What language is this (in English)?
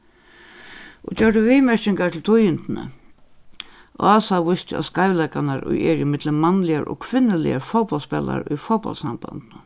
Faroese